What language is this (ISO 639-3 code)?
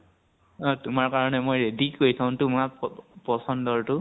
asm